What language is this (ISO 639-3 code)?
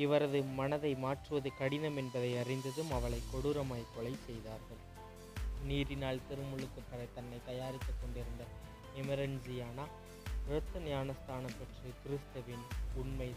ron